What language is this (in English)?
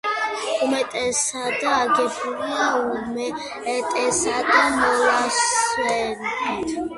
Georgian